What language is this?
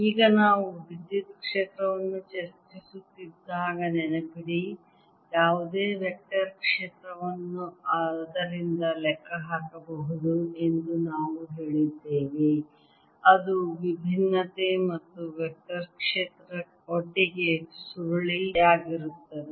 Kannada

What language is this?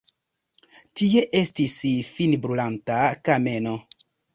Esperanto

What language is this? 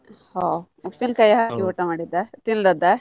Kannada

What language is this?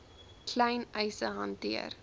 Afrikaans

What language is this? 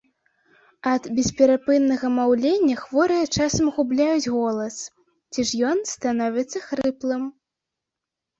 Belarusian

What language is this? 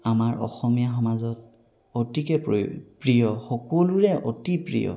Assamese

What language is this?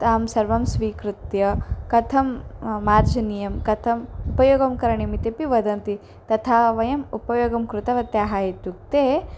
Sanskrit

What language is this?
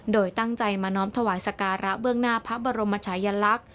Thai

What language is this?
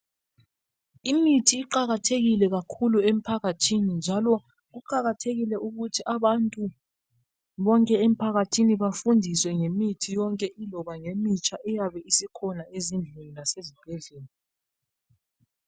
North Ndebele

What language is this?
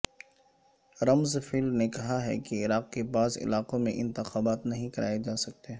Urdu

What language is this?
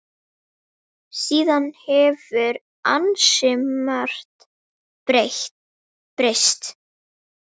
Icelandic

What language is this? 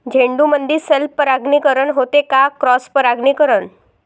Marathi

